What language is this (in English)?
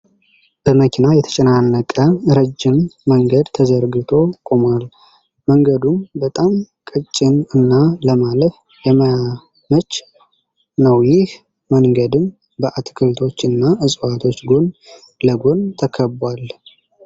Amharic